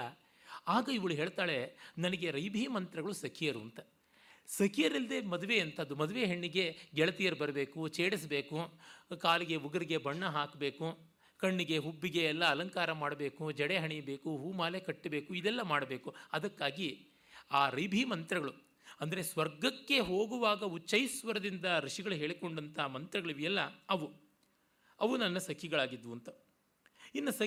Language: Kannada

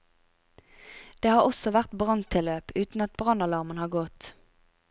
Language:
Norwegian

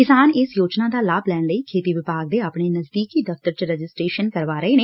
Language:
Punjabi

